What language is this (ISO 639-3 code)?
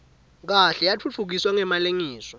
ssw